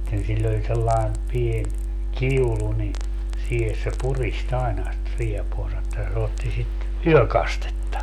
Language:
Finnish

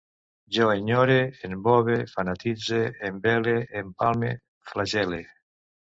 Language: Catalan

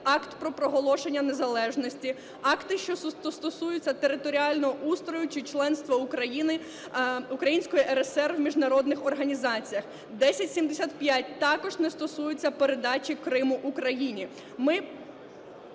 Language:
Ukrainian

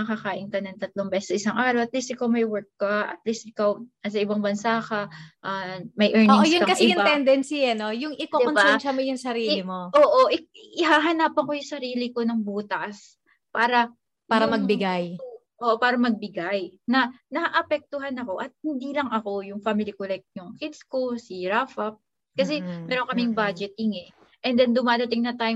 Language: Filipino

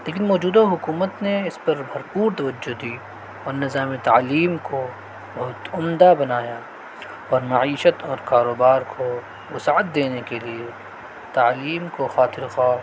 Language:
Urdu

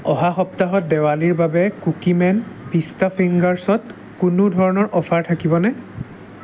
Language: Assamese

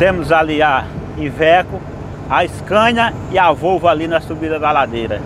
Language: Portuguese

